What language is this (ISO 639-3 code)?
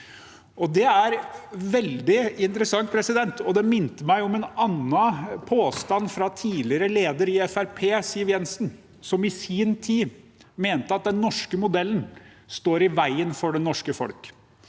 nor